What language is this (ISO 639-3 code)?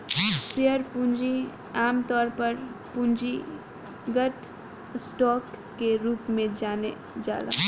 bho